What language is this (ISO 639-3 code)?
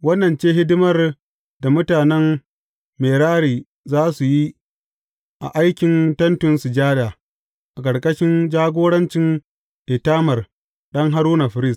hau